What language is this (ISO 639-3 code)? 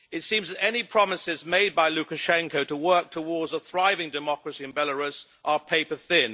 eng